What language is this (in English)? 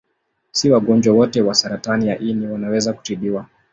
Swahili